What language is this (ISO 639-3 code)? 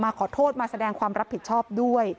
tha